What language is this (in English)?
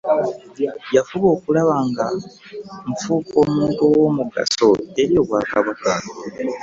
Ganda